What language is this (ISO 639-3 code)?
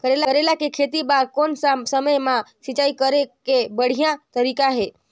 hne